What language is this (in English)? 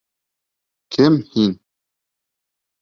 Bashkir